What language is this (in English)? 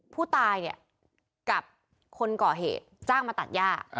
Thai